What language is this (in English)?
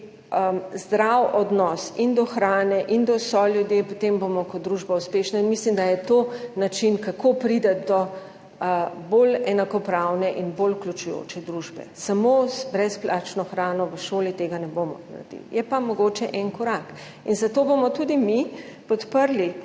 Slovenian